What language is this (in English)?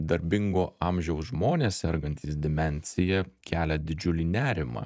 Lithuanian